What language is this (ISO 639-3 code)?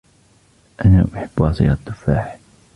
ara